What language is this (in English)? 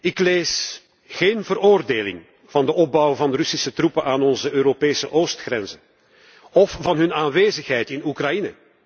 Dutch